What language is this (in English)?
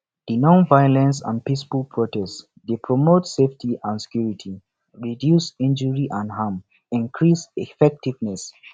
Nigerian Pidgin